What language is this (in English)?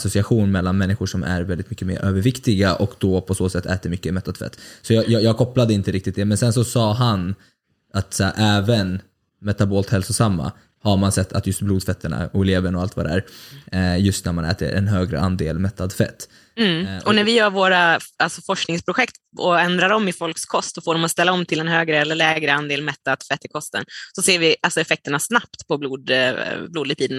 Swedish